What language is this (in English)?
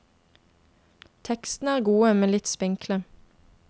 Norwegian